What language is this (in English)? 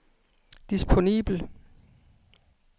Danish